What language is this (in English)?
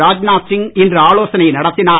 Tamil